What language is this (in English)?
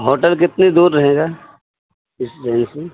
Urdu